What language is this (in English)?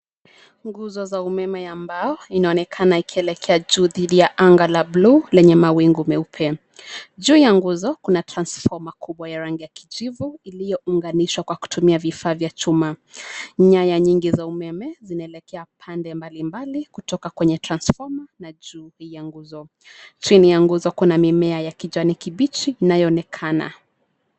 Swahili